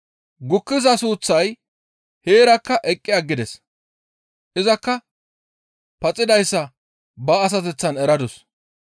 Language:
Gamo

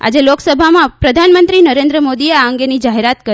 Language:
Gujarati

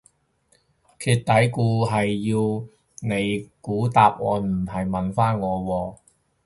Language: Cantonese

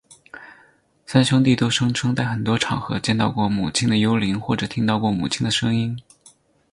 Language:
Chinese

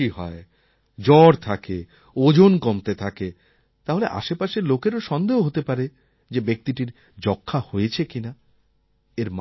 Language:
Bangla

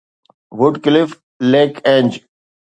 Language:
Sindhi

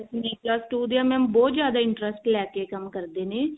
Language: Punjabi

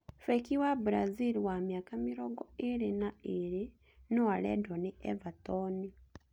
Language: Kikuyu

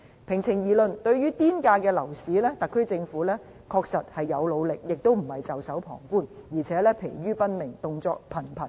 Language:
Cantonese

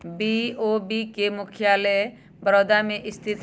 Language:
Magahi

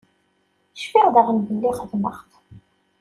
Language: Kabyle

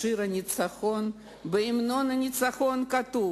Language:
Hebrew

